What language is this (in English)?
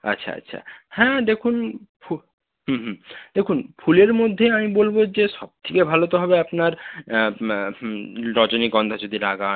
Bangla